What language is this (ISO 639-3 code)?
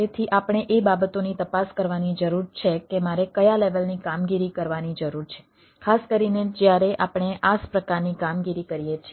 guj